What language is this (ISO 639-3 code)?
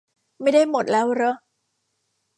tha